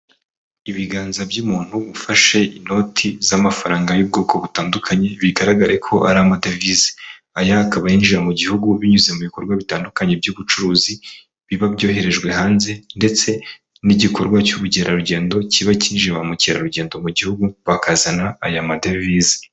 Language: Kinyarwanda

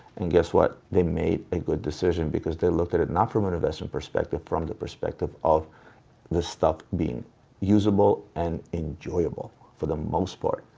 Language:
English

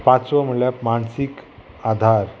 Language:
Konkani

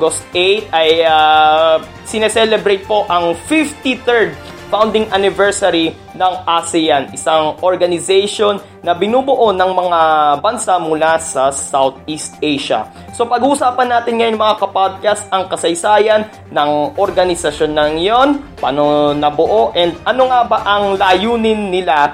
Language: Filipino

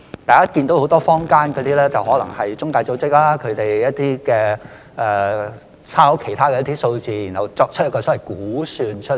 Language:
Cantonese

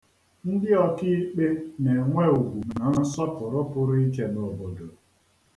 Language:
Igbo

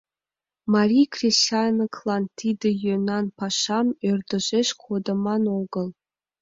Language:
Mari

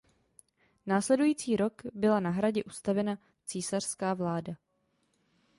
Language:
Czech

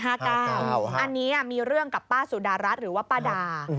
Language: Thai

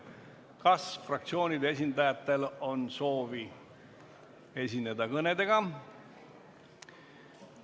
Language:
Estonian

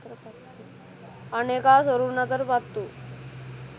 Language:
Sinhala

